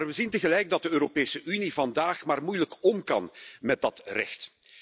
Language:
Dutch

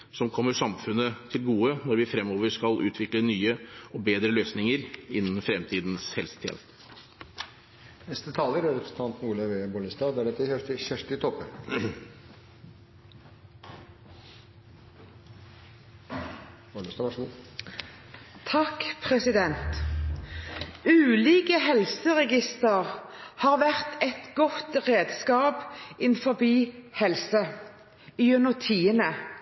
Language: Norwegian Bokmål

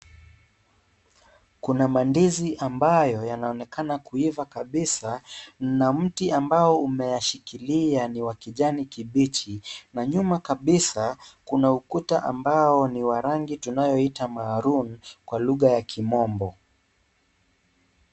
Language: Swahili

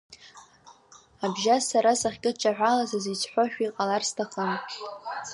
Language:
Abkhazian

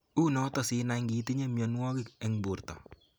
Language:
Kalenjin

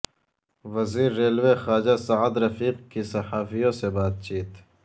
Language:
Urdu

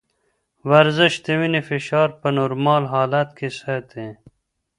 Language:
Pashto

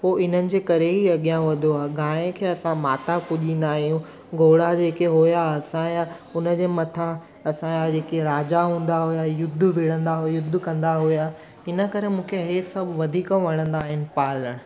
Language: Sindhi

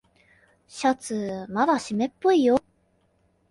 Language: Japanese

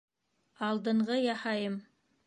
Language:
Bashkir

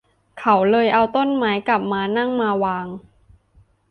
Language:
Thai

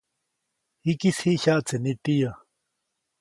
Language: Copainalá Zoque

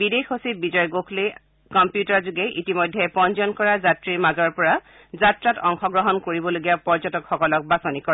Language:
Assamese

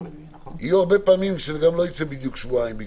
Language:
Hebrew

